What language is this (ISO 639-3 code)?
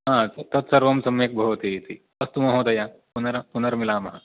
san